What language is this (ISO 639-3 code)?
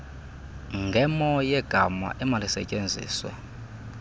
xho